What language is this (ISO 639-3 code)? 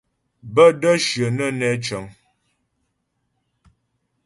bbj